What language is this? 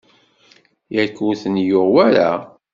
Kabyle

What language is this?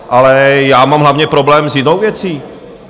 Czech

